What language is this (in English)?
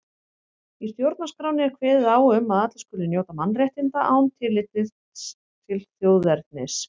Icelandic